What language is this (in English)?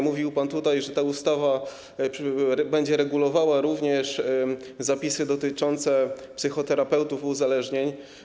Polish